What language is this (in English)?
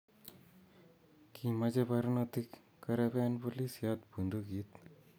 Kalenjin